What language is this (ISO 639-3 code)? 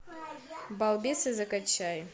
rus